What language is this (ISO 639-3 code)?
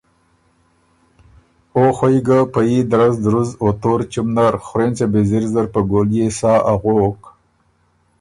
oru